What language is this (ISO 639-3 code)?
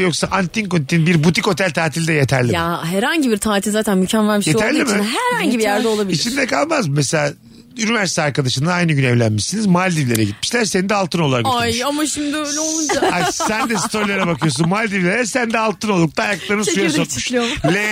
tur